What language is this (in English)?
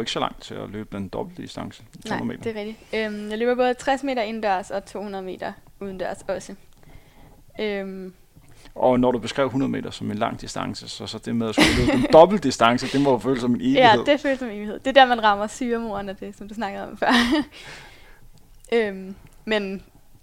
Danish